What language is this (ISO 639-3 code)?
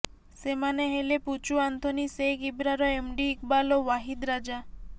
ori